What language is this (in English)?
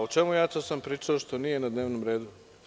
Serbian